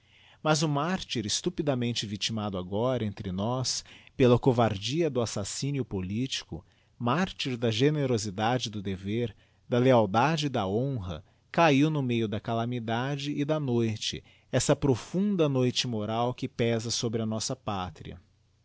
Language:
Portuguese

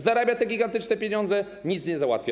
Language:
Polish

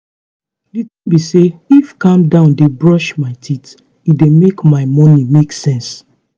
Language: Nigerian Pidgin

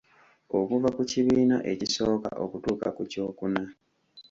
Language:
Ganda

